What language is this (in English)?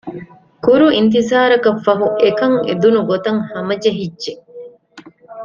Divehi